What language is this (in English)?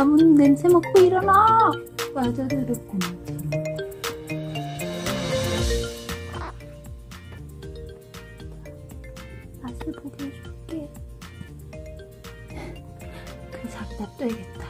Korean